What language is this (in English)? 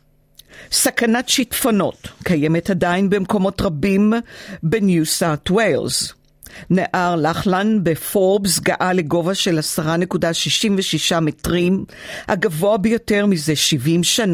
Hebrew